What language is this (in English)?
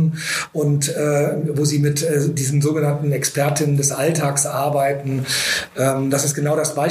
German